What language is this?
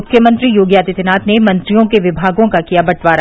Hindi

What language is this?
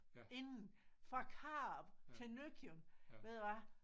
Danish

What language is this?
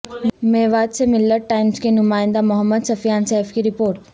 Urdu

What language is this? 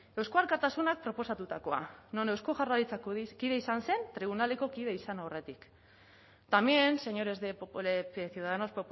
Basque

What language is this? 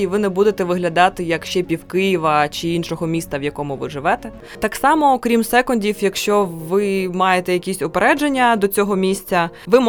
Ukrainian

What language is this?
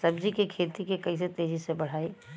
Bhojpuri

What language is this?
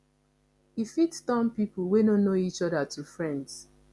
Nigerian Pidgin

